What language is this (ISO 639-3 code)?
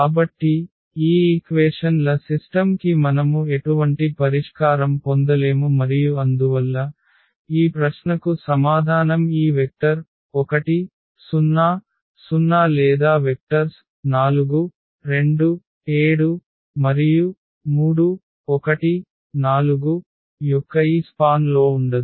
tel